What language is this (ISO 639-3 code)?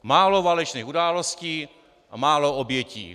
ces